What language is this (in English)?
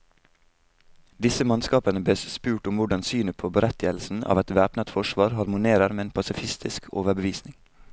Norwegian